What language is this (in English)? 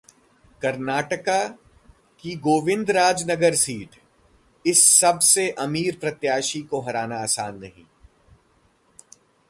Hindi